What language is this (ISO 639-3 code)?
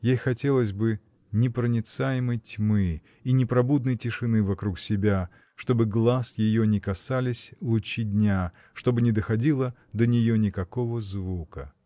rus